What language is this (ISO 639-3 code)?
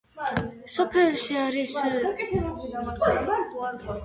kat